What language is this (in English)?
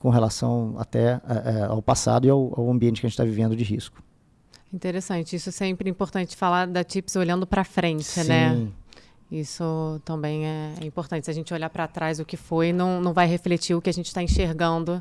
Portuguese